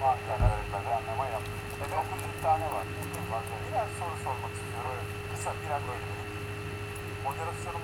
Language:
Turkish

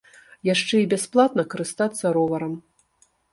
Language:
Belarusian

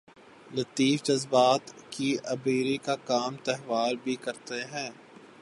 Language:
Urdu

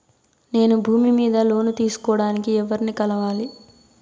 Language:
Telugu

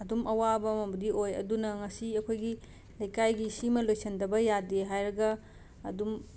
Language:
Manipuri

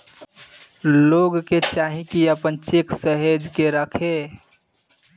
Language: Bhojpuri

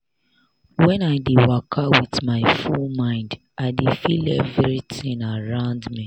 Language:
Nigerian Pidgin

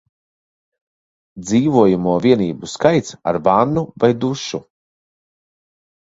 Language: Latvian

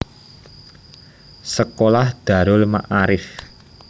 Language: Javanese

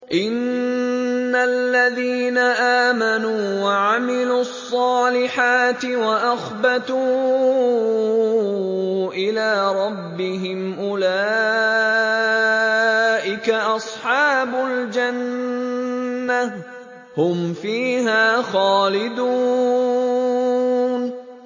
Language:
Arabic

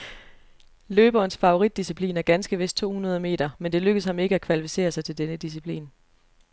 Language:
Danish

